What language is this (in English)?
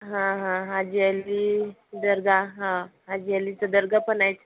Marathi